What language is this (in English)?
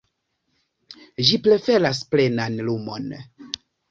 Esperanto